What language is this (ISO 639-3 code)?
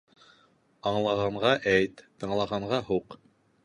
bak